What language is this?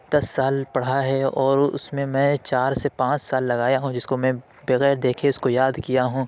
Urdu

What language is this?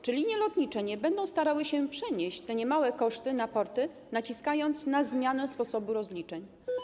Polish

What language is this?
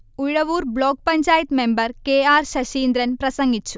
Malayalam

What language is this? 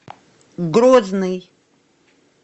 Russian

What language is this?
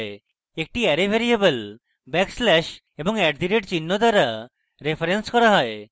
Bangla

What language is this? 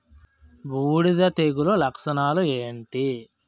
Telugu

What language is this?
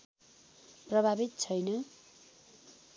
Nepali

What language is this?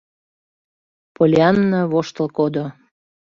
Mari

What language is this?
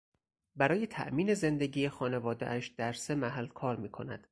Persian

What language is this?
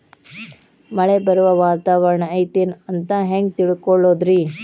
Kannada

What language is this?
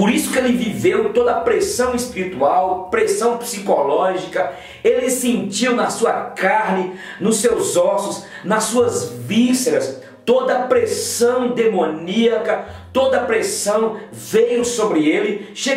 Portuguese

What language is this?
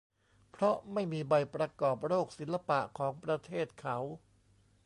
Thai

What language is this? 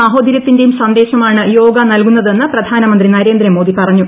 Malayalam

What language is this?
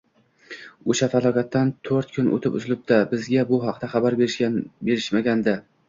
Uzbek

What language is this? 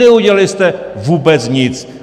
Czech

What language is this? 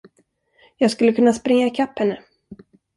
Swedish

